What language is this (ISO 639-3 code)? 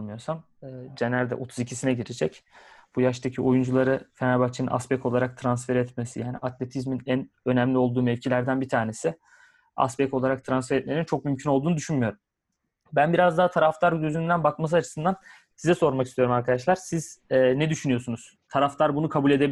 tur